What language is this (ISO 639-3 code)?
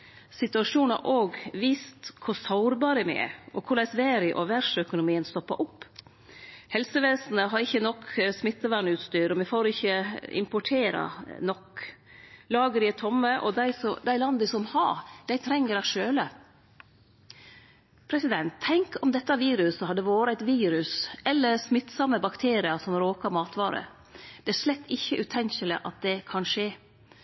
nno